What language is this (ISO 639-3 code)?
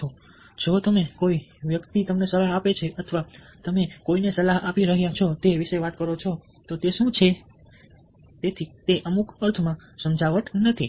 guj